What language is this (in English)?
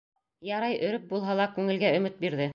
Bashkir